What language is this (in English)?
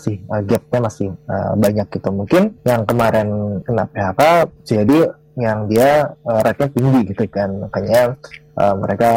Indonesian